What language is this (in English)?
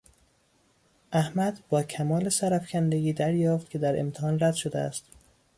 Persian